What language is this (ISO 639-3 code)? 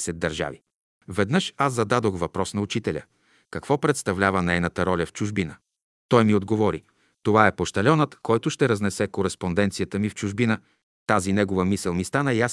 bul